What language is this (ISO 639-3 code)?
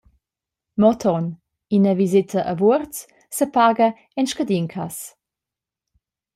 roh